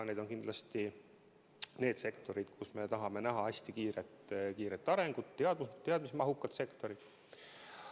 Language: Estonian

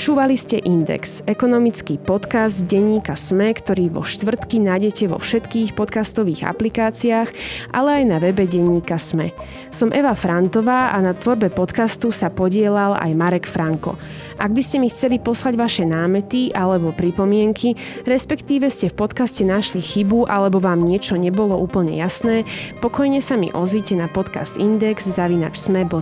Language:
Slovak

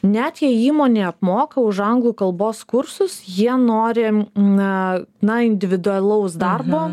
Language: Lithuanian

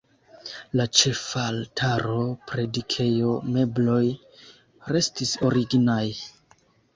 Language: Esperanto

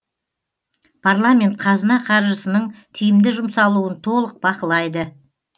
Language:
Kazakh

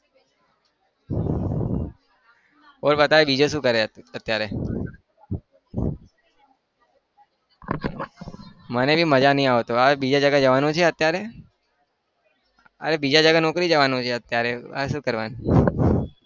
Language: Gujarati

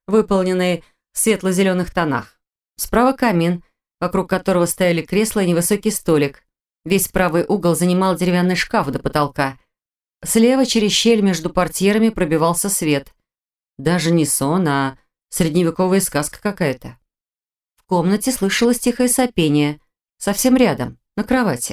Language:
Russian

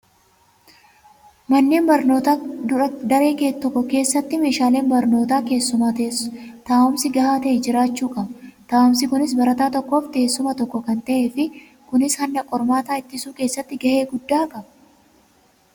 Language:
Oromo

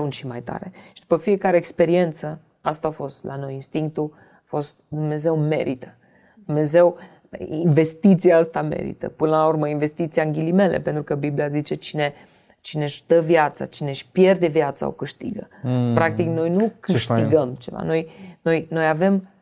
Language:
Romanian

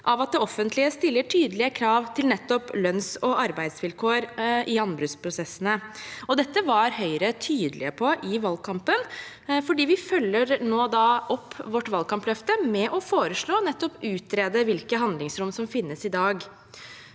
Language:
Norwegian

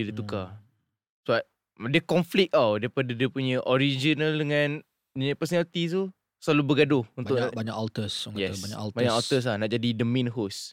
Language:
Malay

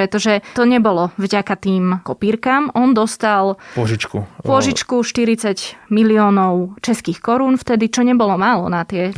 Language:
Slovak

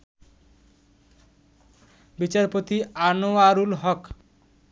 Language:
Bangla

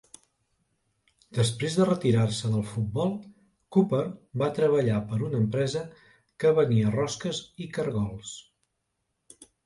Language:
Catalan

